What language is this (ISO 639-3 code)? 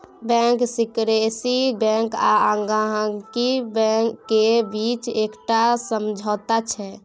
mai